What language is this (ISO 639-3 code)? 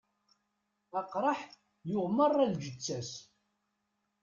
kab